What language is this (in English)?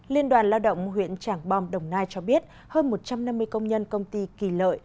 Vietnamese